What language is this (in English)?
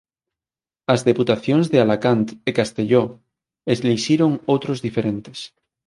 Galician